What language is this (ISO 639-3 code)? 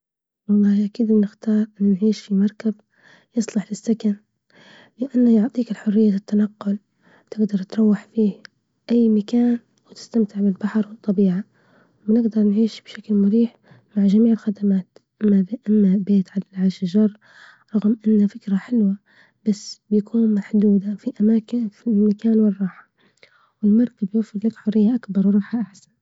ayl